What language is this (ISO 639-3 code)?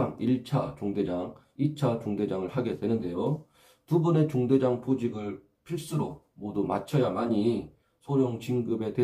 kor